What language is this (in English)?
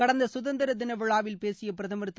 Tamil